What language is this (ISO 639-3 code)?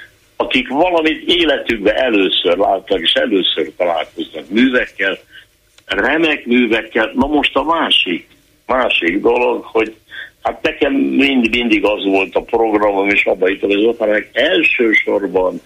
hun